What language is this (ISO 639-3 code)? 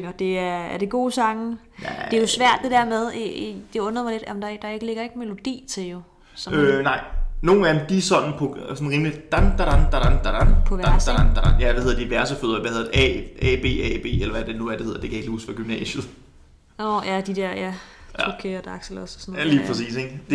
dan